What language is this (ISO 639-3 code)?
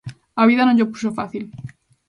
glg